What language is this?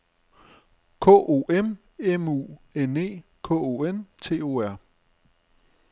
Danish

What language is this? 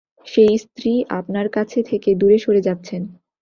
Bangla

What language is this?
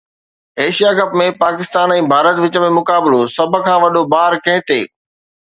Sindhi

